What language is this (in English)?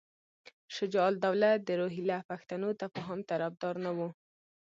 Pashto